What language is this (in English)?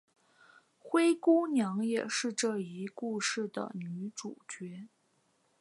Chinese